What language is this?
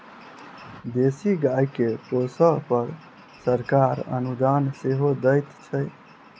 Maithili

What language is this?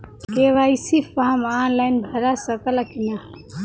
Bhojpuri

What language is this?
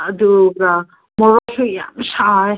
Manipuri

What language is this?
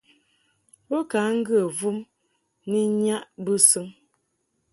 Mungaka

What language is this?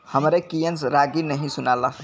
Bhojpuri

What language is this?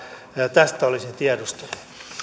Finnish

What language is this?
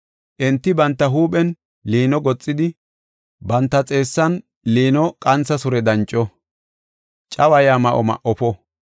Gofa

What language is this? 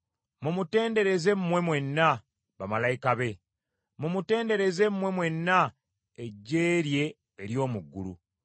Ganda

